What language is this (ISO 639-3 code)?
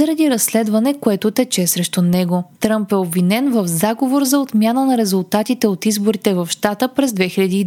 bul